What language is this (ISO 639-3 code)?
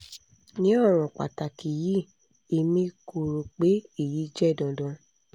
yor